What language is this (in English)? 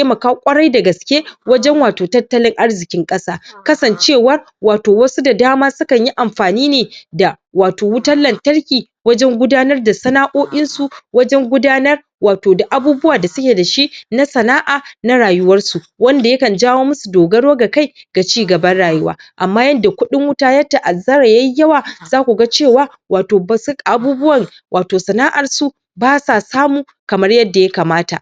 Hausa